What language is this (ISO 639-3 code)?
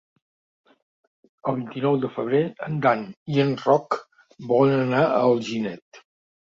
cat